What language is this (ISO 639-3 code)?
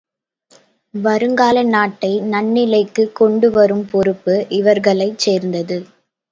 tam